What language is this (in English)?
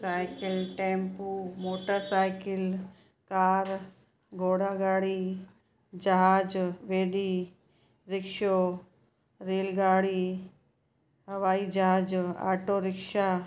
Sindhi